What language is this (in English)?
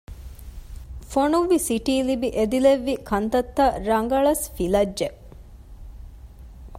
Divehi